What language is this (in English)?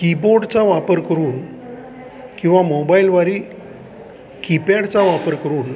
Marathi